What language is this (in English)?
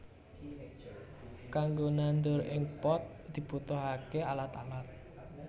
Javanese